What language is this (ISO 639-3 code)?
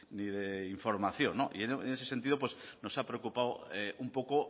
spa